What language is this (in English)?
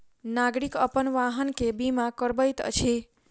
Maithili